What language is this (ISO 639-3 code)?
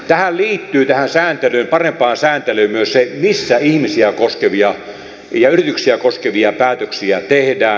fin